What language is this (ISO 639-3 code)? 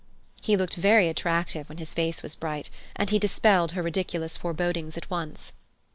eng